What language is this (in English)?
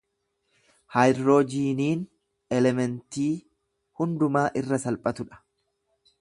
Oromo